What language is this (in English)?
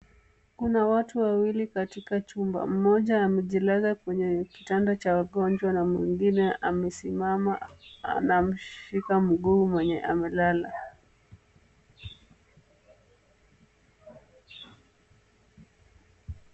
Swahili